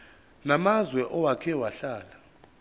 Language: Zulu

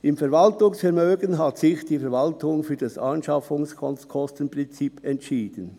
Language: Swiss German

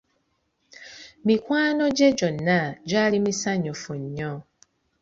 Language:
Ganda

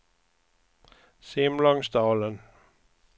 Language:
Swedish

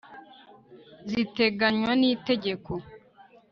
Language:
Kinyarwanda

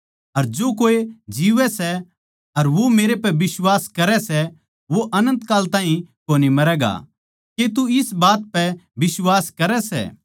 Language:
Haryanvi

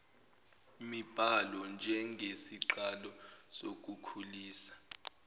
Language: Zulu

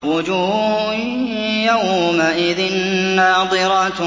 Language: Arabic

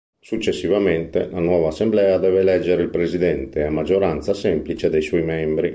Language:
Italian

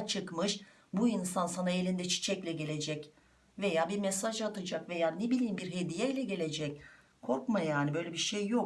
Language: Turkish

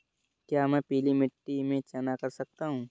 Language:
Hindi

